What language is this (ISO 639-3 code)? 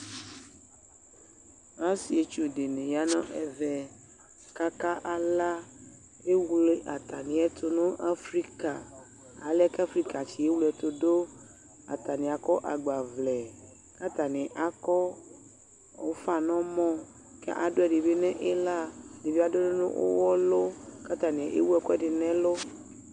kpo